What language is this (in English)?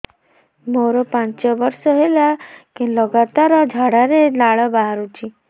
Odia